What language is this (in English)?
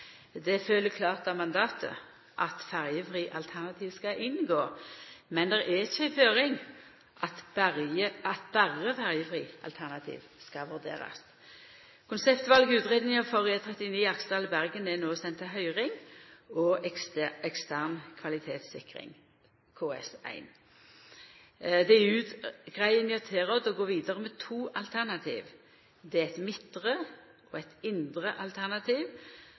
Norwegian Nynorsk